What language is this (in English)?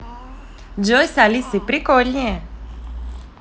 Russian